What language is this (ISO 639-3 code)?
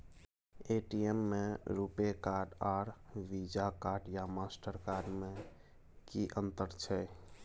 mai